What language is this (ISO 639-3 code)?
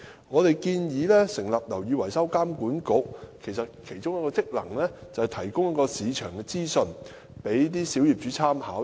yue